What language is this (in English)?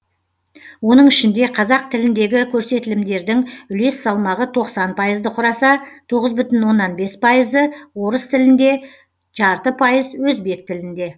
Kazakh